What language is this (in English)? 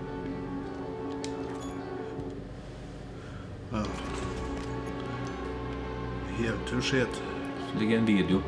Norwegian